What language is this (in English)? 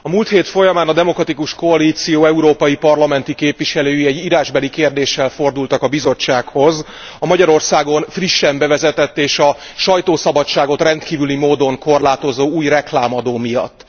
Hungarian